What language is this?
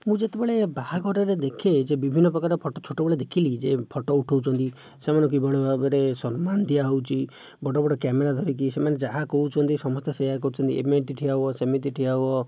Odia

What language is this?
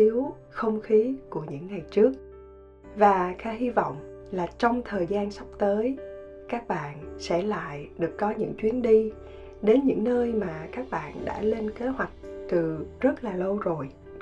Vietnamese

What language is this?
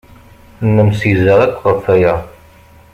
Kabyle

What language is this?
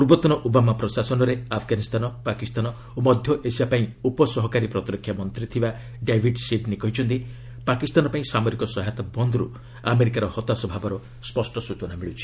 Odia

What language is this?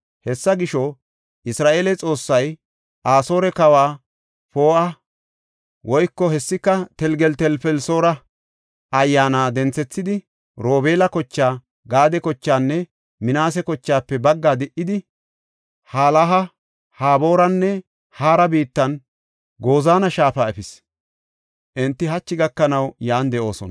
Gofa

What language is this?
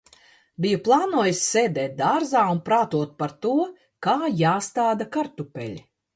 Latvian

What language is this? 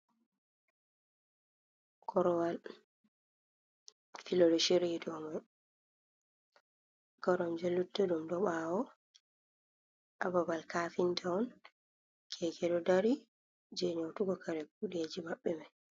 Fula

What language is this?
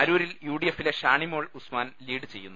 Malayalam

